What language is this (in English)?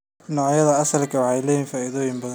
Somali